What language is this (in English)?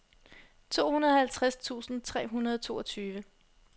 Danish